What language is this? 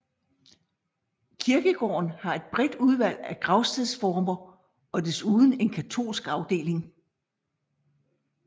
Danish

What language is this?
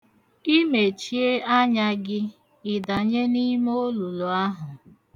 Igbo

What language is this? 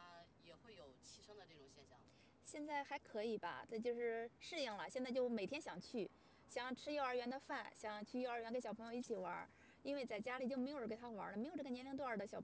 Chinese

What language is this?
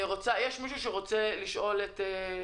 Hebrew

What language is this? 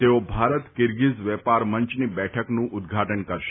Gujarati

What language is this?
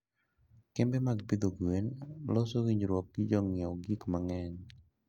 Luo (Kenya and Tanzania)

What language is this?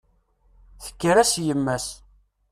Kabyle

